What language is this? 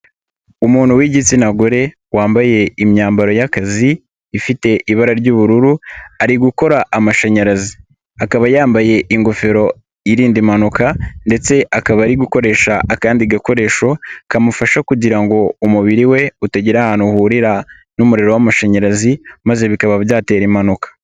Kinyarwanda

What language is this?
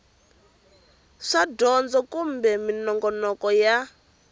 Tsonga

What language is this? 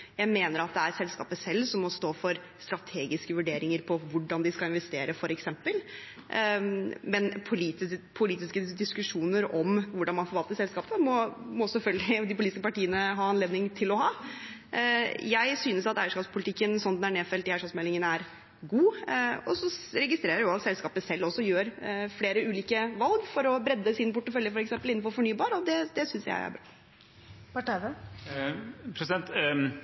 Norwegian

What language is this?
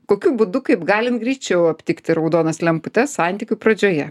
Lithuanian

